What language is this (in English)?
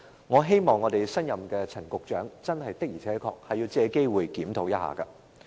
Cantonese